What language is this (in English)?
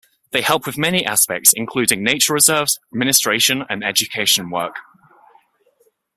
English